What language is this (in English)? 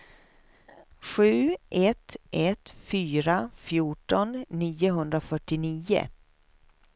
Swedish